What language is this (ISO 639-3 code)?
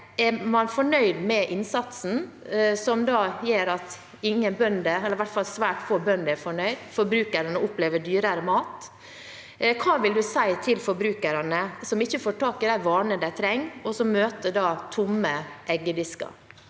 nor